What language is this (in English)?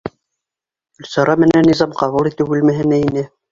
Bashkir